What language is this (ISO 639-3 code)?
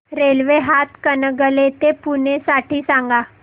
mar